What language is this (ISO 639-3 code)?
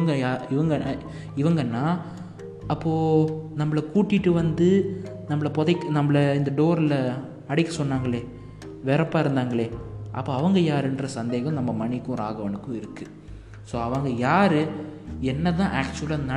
tam